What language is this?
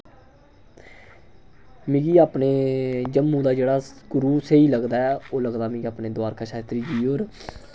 Dogri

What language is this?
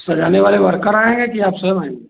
Hindi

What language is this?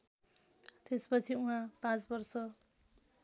Nepali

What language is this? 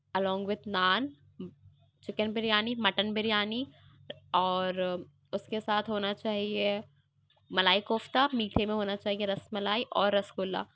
Urdu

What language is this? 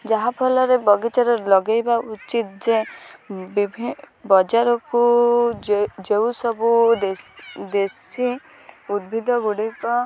Odia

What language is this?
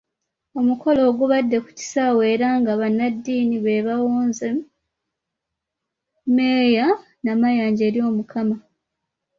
Ganda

